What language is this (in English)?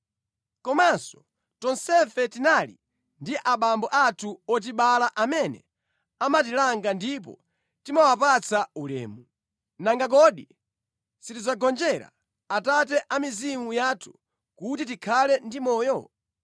Nyanja